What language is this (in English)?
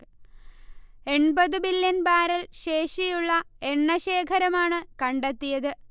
Malayalam